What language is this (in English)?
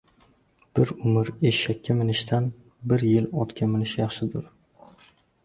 Uzbek